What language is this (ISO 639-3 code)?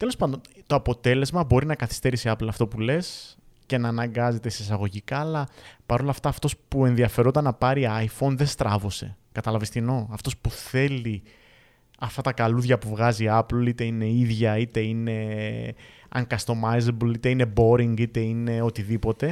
ell